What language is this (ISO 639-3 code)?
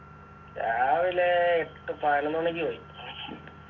mal